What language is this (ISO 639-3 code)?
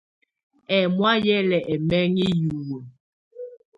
tvu